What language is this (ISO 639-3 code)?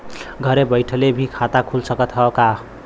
bho